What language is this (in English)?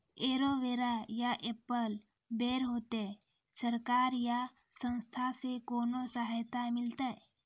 Maithili